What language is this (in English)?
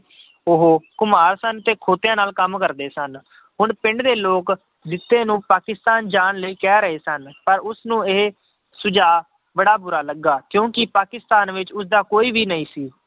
Punjabi